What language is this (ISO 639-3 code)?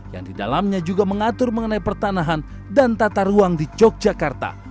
ind